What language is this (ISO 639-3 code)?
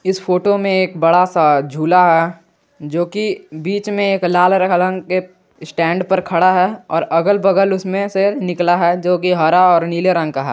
hin